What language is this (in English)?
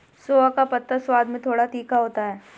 Hindi